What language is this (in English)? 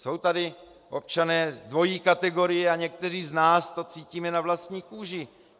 Czech